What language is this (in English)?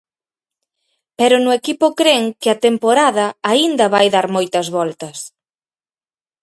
Galician